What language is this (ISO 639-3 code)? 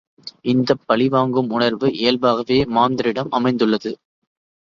tam